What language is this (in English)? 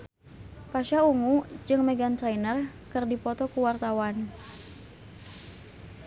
Sundanese